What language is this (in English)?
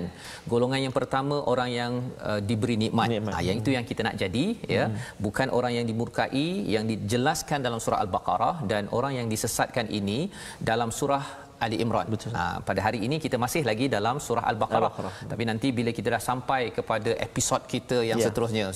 Malay